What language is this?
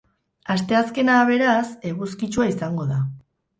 Basque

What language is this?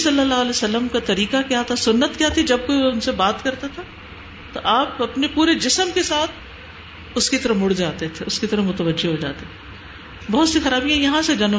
Urdu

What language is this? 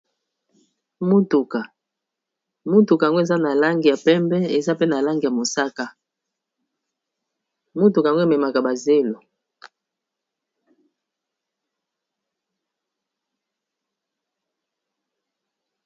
Lingala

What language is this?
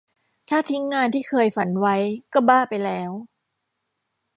Thai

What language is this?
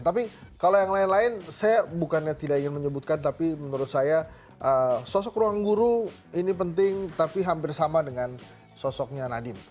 Indonesian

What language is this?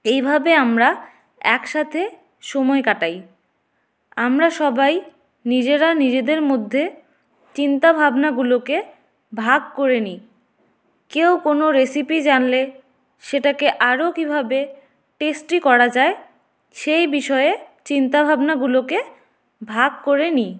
Bangla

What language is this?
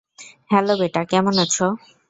Bangla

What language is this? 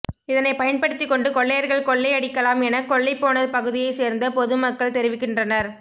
Tamil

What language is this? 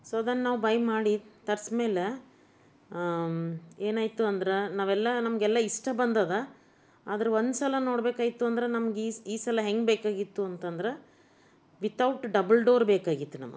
Kannada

